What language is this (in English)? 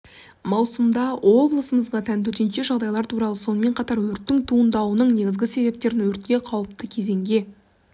Kazakh